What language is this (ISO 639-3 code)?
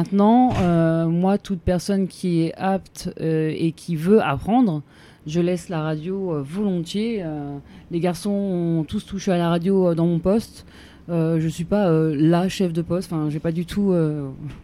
fra